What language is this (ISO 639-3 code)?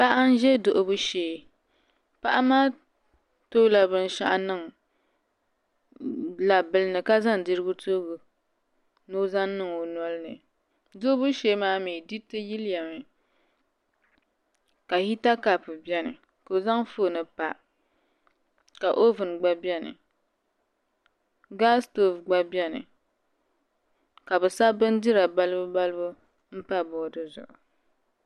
dag